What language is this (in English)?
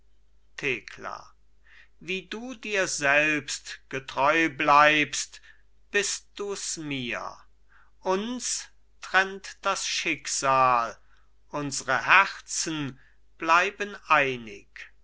German